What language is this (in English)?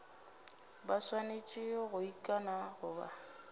Northern Sotho